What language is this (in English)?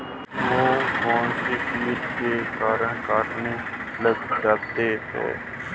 Hindi